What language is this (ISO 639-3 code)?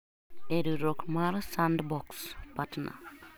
luo